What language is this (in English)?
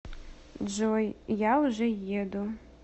Russian